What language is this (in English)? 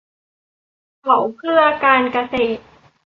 Thai